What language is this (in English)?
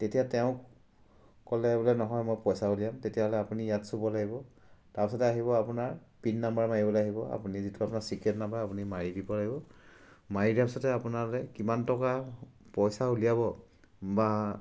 Assamese